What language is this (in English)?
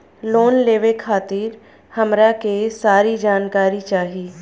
Bhojpuri